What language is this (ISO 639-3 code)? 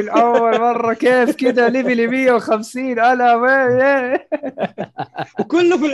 ara